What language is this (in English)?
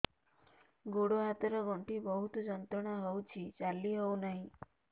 Odia